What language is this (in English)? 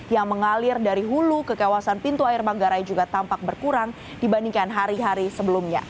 Indonesian